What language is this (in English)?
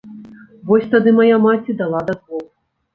Belarusian